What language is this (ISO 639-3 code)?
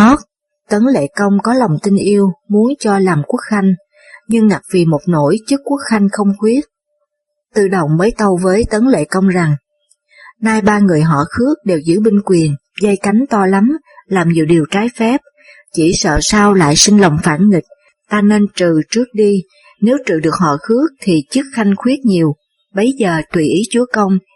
vie